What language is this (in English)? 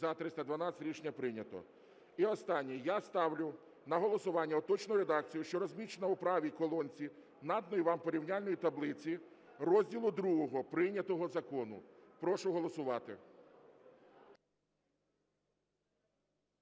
Ukrainian